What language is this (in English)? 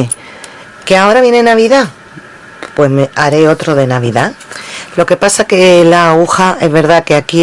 Spanish